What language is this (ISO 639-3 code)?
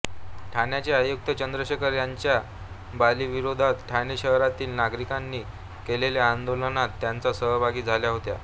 mar